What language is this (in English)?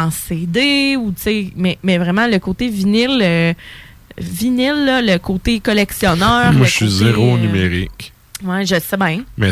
French